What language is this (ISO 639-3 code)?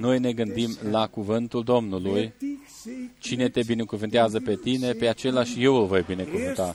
ron